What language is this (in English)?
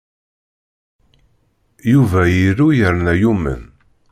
Kabyle